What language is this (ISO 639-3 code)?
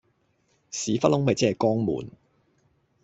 yue